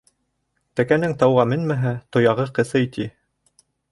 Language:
Bashkir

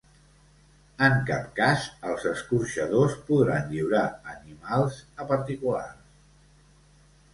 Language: Catalan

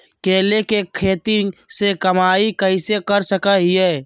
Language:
Magahi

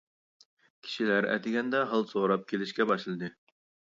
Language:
Uyghur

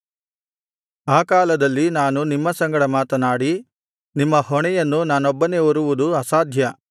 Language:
Kannada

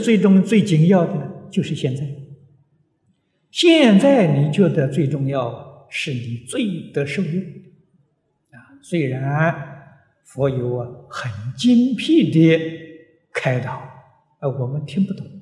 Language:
Chinese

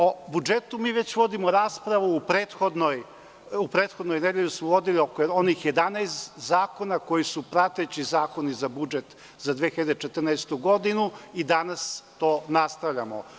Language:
Serbian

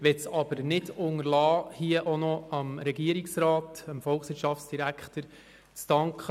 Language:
Swiss German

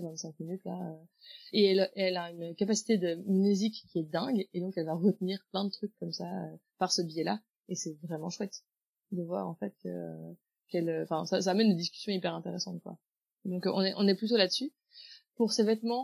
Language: French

